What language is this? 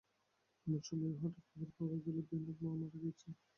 Bangla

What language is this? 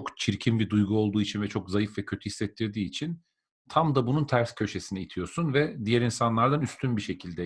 Turkish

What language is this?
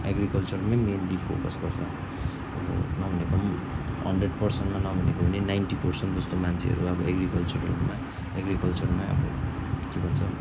Nepali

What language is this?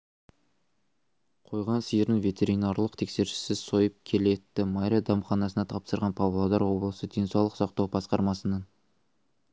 Kazakh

